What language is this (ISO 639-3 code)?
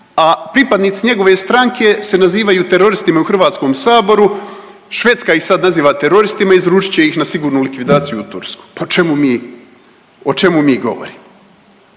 hrv